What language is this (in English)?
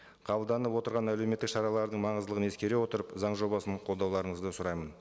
Kazakh